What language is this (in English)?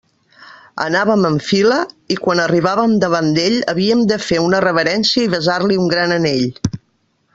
Catalan